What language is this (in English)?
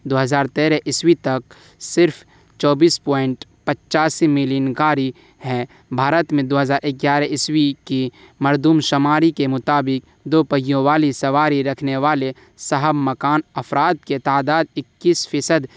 Urdu